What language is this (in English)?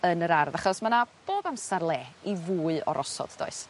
Welsh